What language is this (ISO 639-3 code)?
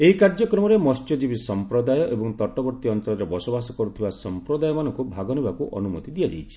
ori